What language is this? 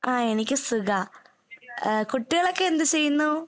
Malayalam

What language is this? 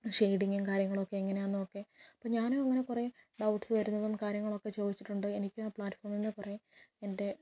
Malayalam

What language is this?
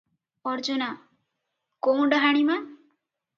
Odia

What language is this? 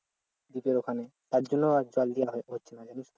Bangla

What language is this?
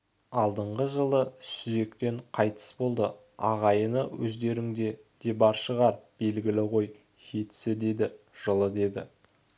Kazakh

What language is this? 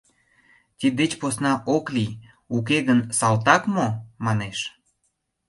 Mari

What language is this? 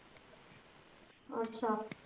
Punjabi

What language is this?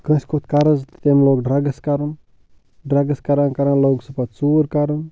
Kashmiri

